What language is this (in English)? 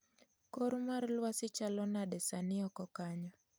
Luo (Kenya and Tanzania)